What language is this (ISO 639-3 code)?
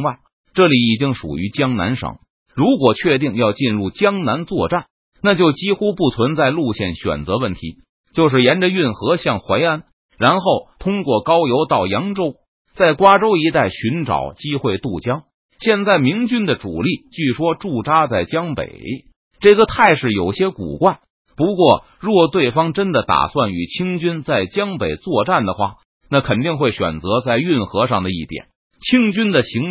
zho